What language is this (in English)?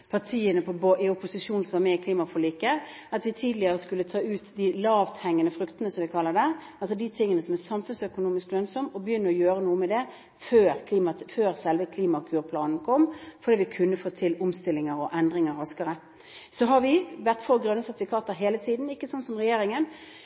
Norwegian Bokmål